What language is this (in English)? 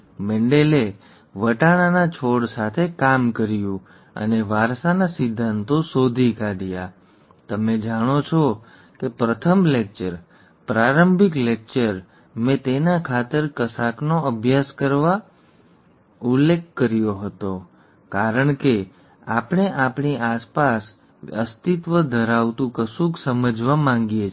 Gujarati